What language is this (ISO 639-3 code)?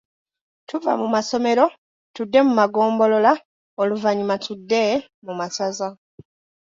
lug